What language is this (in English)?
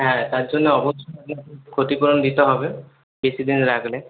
Bangla